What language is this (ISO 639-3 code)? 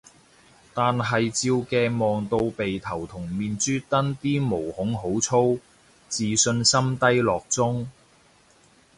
yue